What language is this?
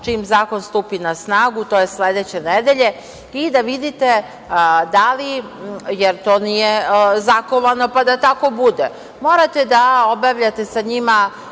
Serbian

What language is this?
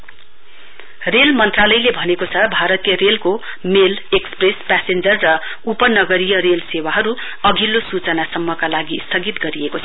Nepali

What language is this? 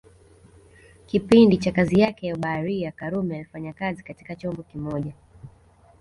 Swahili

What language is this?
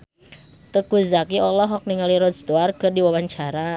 Sundanese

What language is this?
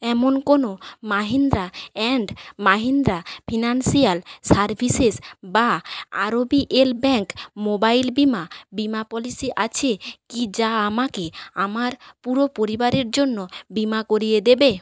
Bangla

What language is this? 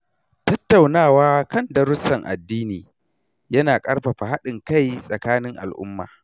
Hausa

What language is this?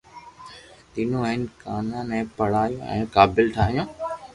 Loarki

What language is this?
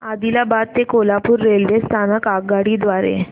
Marathi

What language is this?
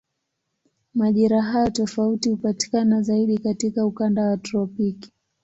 Swahili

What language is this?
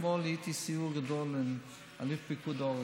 Hebrew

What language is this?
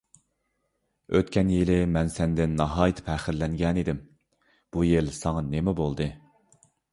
Uyghur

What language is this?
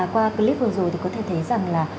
Vietnamese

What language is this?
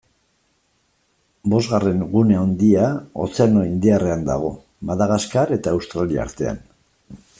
Basque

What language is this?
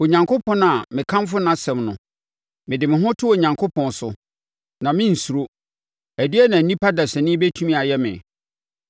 Akan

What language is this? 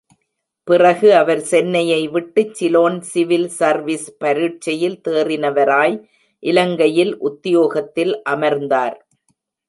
Tamil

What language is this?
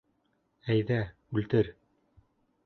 Bashkir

